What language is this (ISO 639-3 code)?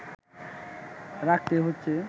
ben